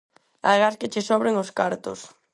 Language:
Galician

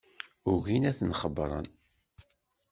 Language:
Kabyle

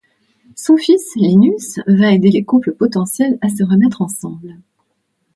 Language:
French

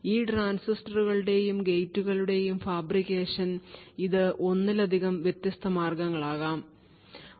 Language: Malayalam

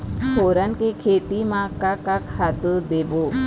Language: Chhattisgarhi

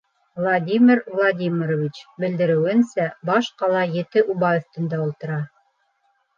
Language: Bashkir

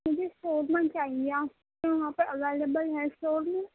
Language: Urdu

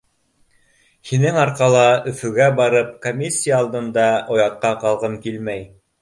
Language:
Bashkir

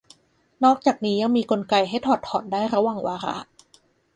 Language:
Thai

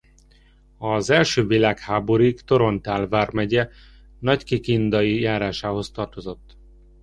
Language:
Hungarian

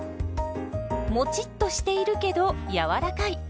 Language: Japanese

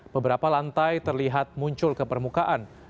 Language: Indonesian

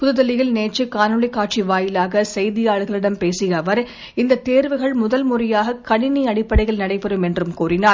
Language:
Tamil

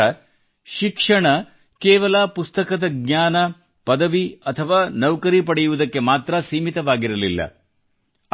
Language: Kannada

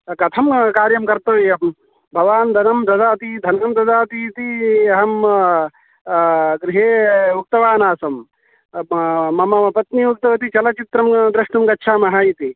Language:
Sanskrit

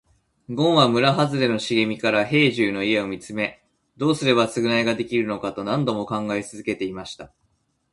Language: Japanese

